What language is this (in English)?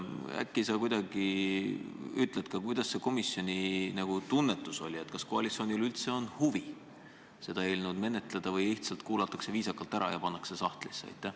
Estonian